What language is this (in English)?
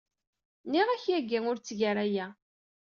Kabyle